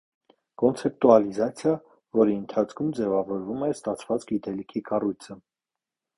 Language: Armenian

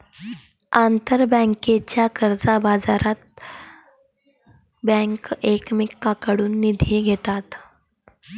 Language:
Marathi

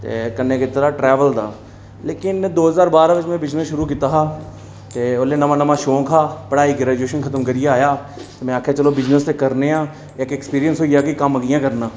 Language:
Dogri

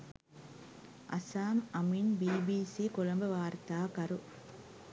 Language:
Sinhala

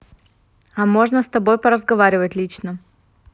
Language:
Russian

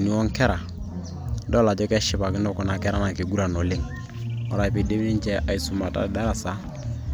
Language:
Masai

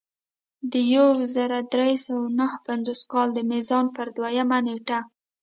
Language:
Pashto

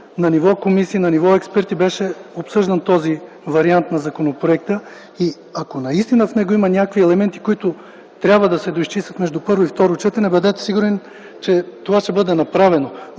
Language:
Bulgarian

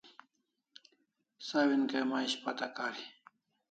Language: Kalasha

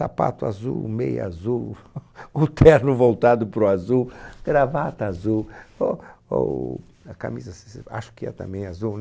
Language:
Portuguese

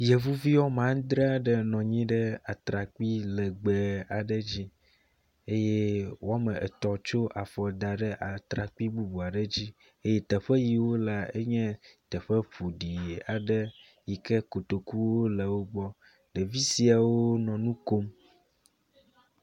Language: Ewe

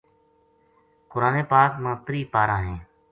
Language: Gujari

